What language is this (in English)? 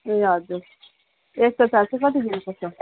Nepali